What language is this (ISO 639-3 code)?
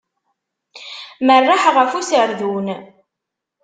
kab